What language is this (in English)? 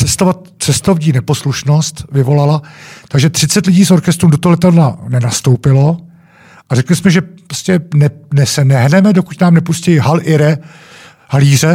Czech